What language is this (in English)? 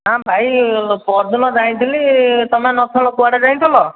Odia